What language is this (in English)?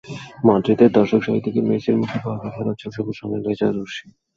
Bangla